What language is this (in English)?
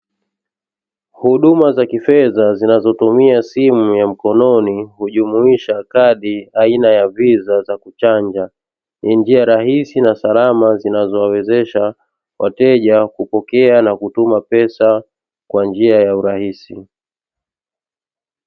Swahili